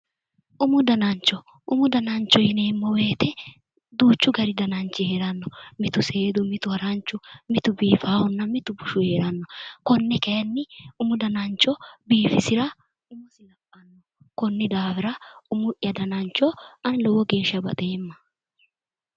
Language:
Sidamo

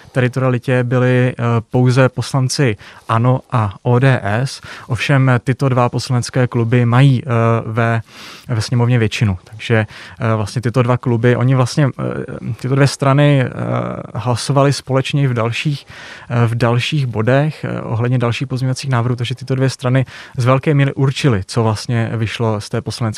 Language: Czech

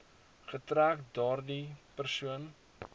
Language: Afrikaans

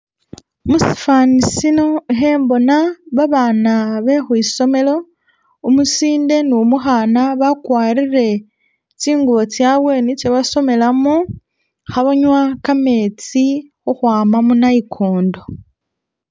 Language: Masaaba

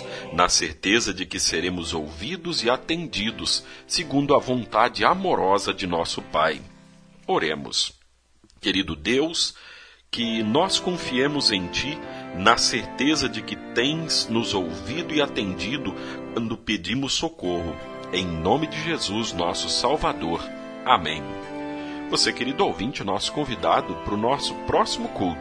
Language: Portuguese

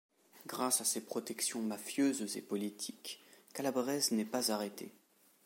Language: French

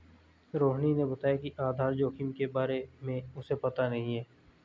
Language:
Hindi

